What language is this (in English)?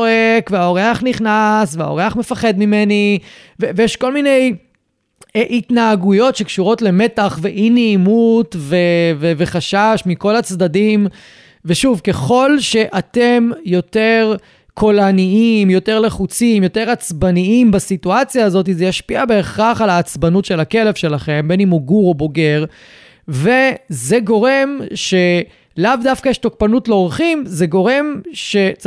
Hebrew